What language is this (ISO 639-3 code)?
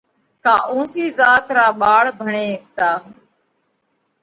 kvx